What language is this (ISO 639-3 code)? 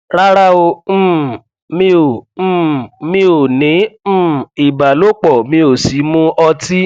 yor